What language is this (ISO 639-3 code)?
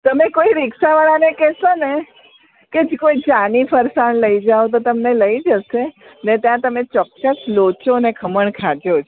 guj